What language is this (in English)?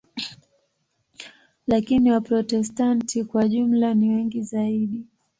Swahili